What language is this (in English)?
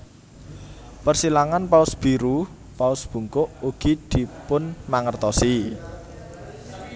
Javanese